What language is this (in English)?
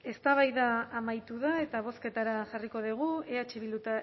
Basque